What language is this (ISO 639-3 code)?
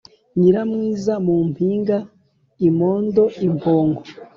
kin